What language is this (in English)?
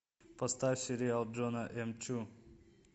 Russian